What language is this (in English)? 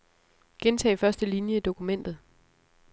Danish